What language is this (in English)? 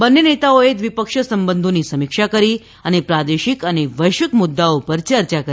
Gujarati